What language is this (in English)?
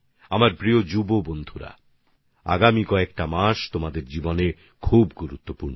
Bangla